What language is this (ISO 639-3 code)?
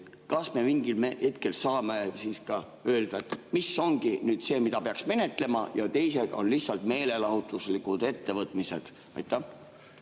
est